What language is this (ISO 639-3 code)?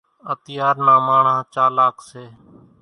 gjk